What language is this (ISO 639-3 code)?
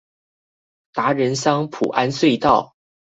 zho